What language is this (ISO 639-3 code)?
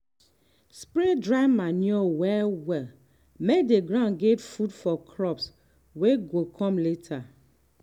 pcm